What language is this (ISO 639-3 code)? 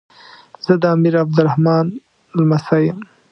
pus